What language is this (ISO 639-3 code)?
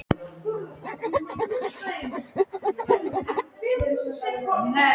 isl